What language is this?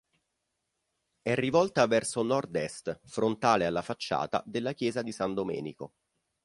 Italian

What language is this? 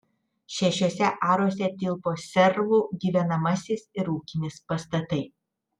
Lithuanian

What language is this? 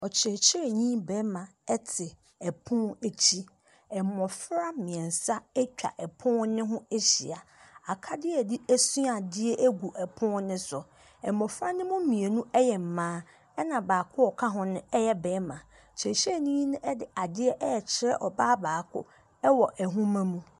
Akan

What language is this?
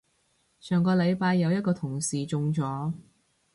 Cantonese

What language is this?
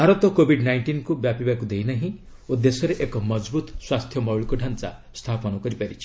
Odia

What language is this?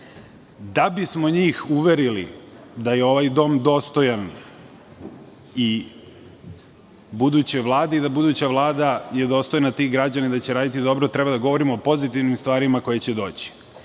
Serbian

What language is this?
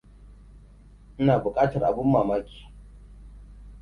Hausa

